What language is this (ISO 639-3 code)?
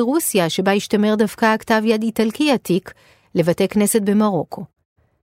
heb